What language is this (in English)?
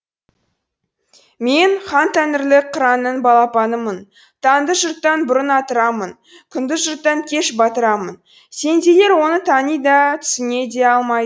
Kazakh